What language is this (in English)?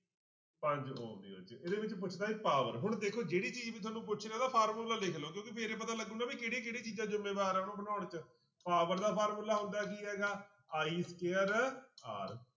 Punjabi